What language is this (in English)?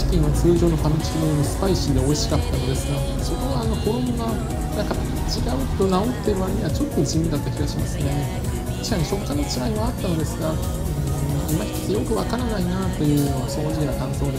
Japanese